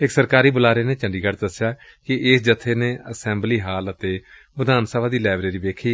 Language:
Punjabi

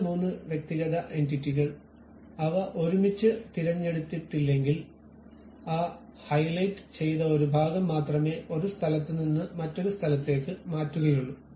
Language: Malayalam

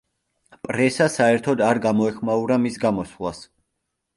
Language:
Georgian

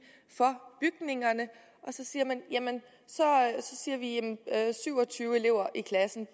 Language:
Danish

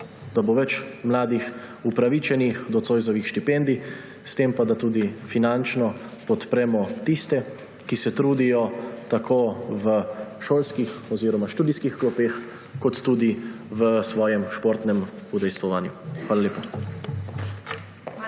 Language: Slovenian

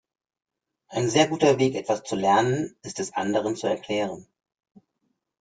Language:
German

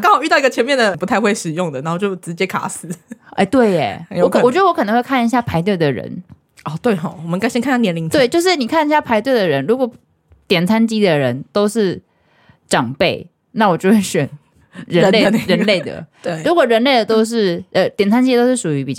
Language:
Chinese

